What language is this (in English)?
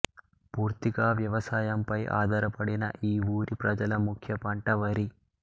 Telugu